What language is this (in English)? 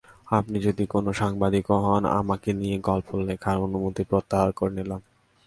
Bangla